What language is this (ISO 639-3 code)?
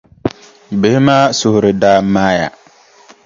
dag